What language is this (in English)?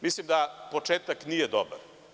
Serbian